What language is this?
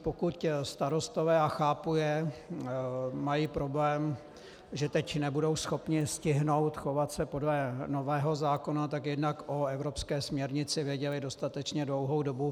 Czech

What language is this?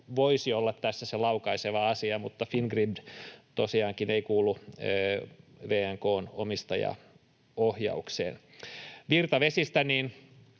Finnish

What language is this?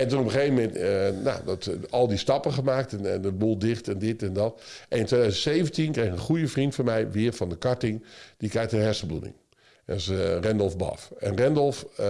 Dutch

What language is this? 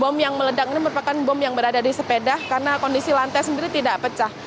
Indonesian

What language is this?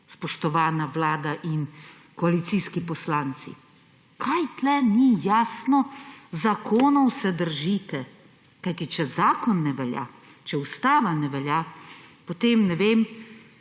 Slovenian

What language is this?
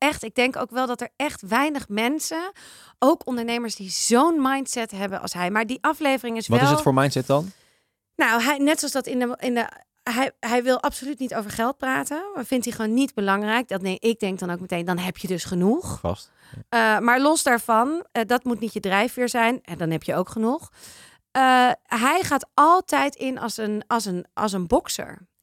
Dutch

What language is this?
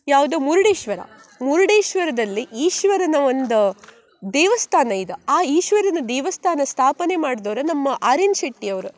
Kannada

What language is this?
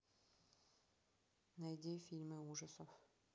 Russian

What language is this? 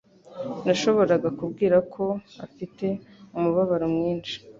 Kinyarwanda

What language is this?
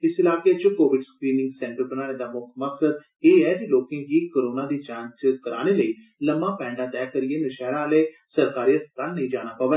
Dogri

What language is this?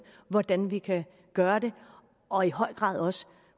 Danish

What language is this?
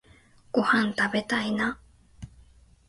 Japanese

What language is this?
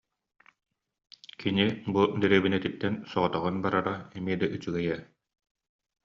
Yakut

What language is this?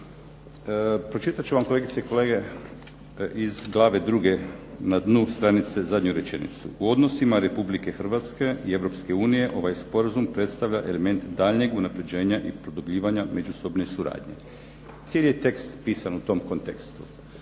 Croatian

